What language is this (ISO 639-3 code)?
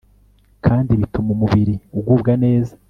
kin